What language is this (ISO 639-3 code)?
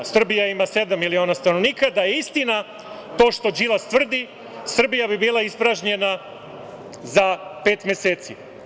srp